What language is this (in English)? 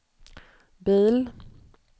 Swedish